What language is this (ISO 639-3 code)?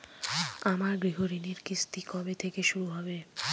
ben